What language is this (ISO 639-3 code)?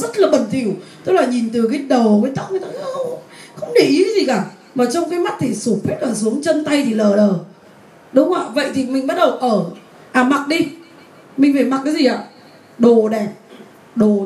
vie